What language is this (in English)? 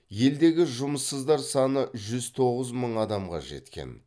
Kazakh